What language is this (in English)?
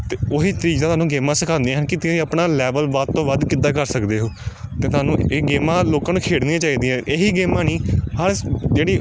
Punjabi